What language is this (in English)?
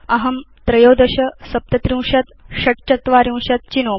Sanskrit